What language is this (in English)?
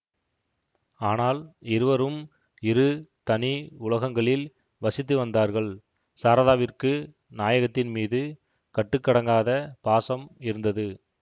Tamil